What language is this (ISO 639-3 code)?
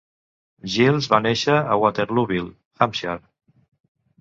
cat